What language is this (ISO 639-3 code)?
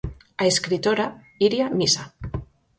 glg